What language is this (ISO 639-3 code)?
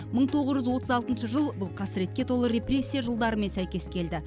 kaz